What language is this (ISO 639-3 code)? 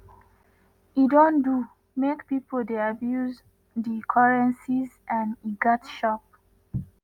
pcm